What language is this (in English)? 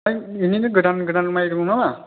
Bodo